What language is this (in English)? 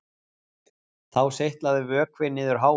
Icelandic